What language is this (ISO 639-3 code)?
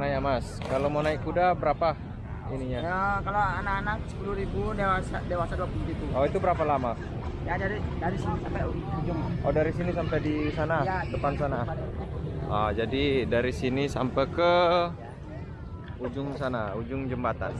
ind